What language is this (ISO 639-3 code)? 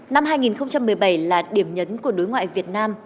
vie